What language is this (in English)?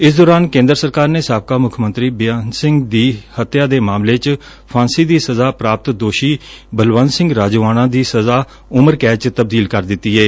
Punjabi